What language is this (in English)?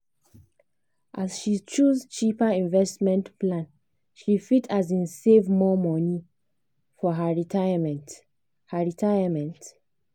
Nigerian Pidgin